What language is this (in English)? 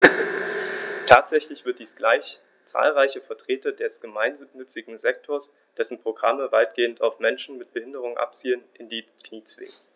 German